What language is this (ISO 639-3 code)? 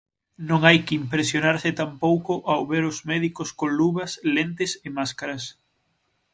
glg